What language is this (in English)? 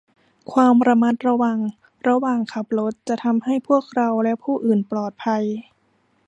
Thai